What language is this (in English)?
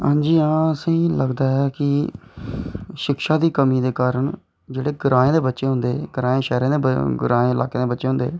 Dogri